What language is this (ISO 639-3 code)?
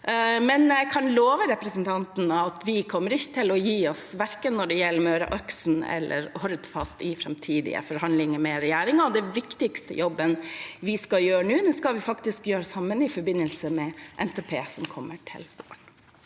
nor